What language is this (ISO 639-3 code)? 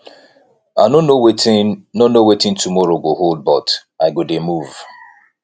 pcm